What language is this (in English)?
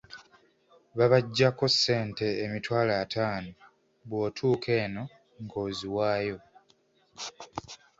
Ganda